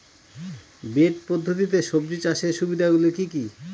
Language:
Bangla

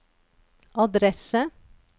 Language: Norwegian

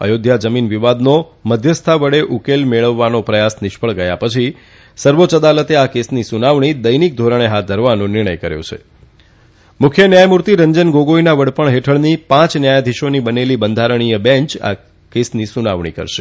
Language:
Gujarati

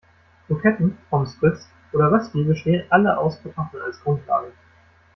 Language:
German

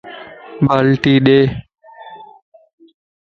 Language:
Lasi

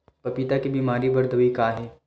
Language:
Chhattisgarhi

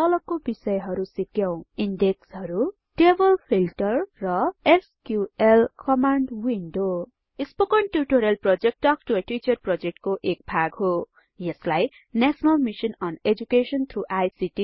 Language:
Nepali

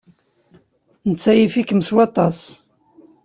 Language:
Kabyle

